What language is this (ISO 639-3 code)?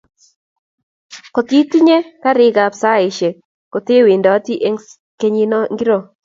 kln